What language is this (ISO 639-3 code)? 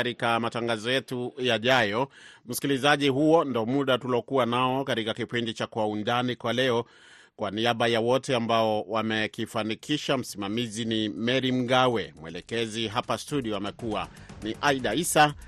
swa